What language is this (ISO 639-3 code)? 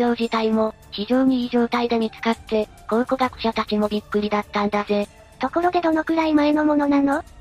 jpn